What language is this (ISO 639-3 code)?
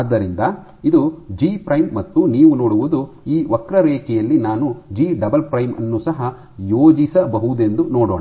kan